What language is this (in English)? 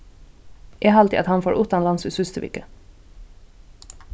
Faroese